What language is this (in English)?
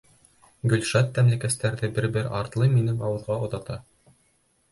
Bashkir